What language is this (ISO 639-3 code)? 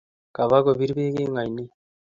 kln